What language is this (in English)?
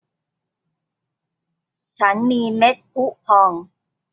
Thai